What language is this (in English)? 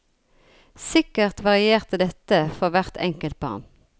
Norwegian